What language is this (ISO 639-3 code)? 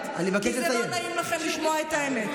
heb